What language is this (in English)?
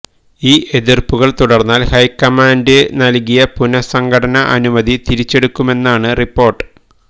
Malayalam